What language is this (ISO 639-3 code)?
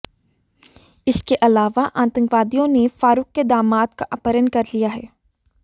hin